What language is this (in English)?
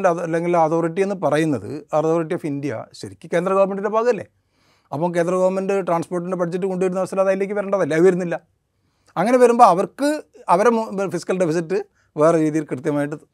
Malayalam